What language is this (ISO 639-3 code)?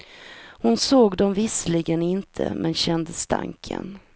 swe